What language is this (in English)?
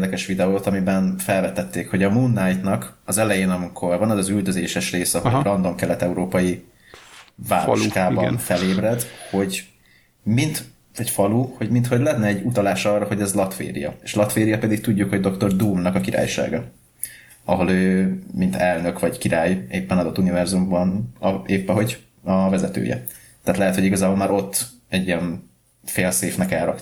Hungarian